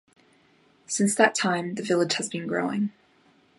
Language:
English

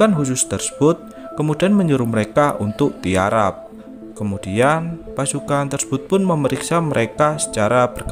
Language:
Indonesian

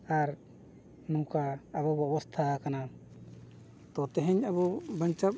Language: Santali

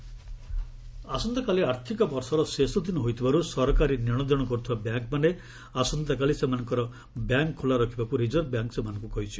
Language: Odia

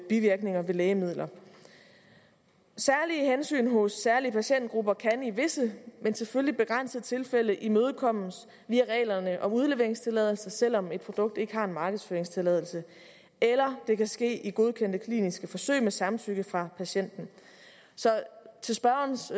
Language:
Danish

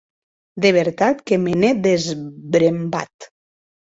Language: Occitan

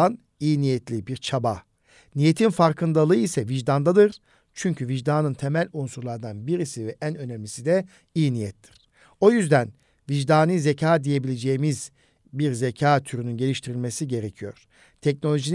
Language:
Turkish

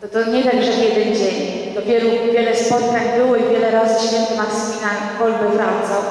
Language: Polish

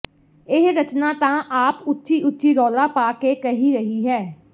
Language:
Punjabi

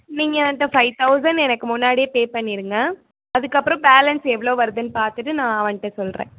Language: Tamil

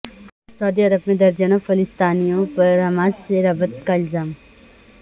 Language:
Urdu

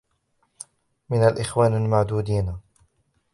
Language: Arabic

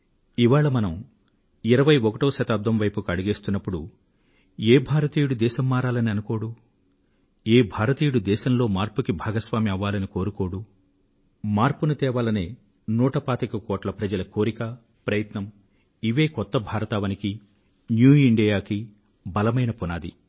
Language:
Telugu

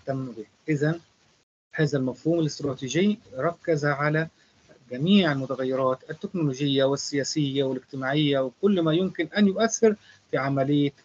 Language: Arabic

